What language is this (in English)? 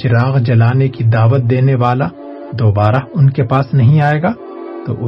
Urdu